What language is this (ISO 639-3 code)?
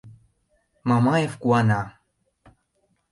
chm